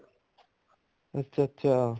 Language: Punjabi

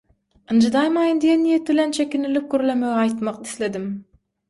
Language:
Turkmen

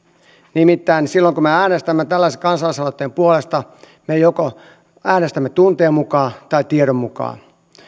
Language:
Finnish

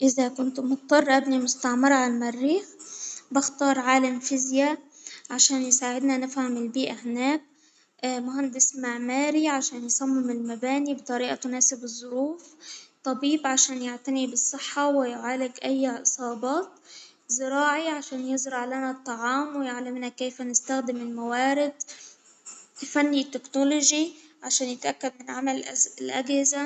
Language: Hijazi Arabic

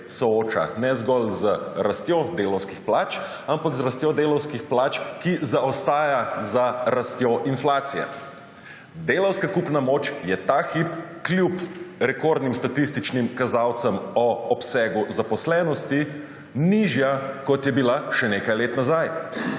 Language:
Slovenian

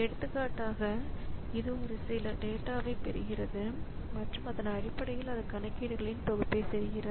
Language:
Tamil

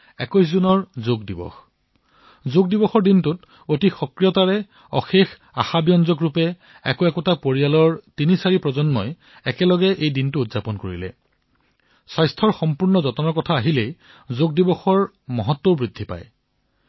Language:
Assamese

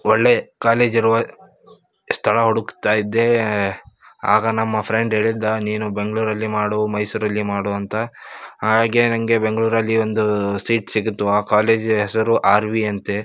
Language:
Kannada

